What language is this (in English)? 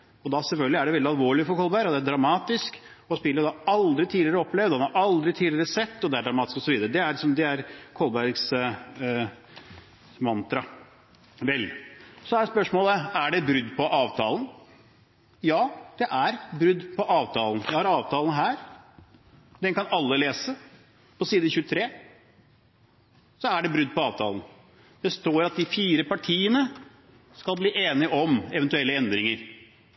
Norwegian Bokmål